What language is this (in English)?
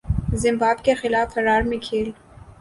Urdu